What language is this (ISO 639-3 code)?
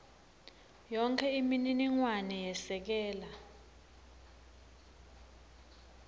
ssw